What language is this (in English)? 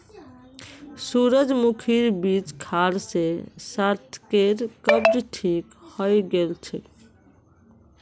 Magahi